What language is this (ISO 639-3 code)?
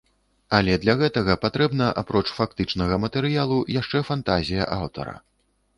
bel